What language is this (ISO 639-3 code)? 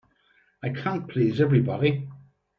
eng